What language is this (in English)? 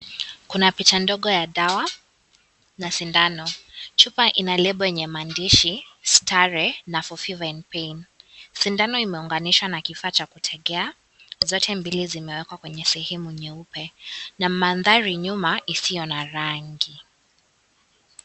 Swahili